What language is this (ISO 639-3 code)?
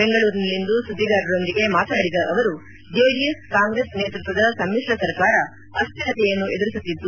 kan